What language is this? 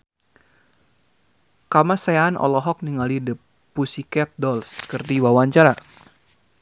Sundanese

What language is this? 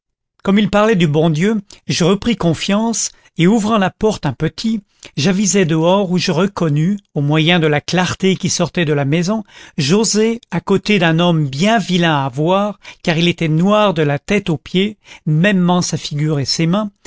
French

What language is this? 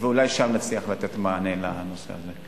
Hebrew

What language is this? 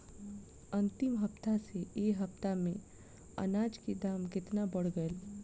Bhojpuri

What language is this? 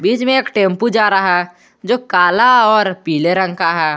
Hindi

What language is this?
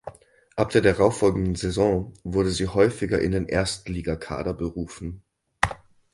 German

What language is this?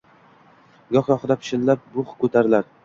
Uzbek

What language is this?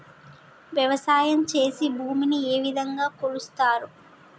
Telugu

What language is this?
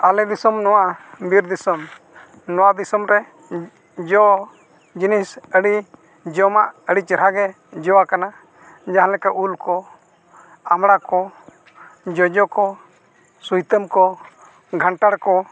Santali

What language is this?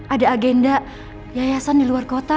Indonesian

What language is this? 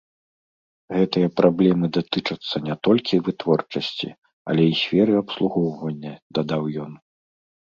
Belarusian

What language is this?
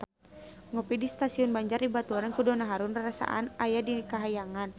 Sundanese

